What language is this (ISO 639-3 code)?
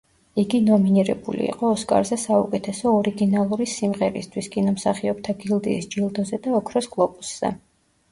kat